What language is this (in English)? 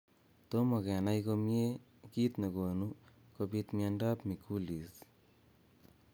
Kalenjin